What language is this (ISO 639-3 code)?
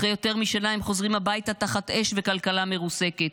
heb